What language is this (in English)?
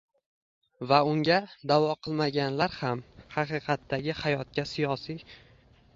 Uzbek